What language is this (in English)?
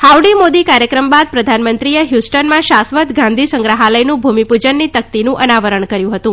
Gujarati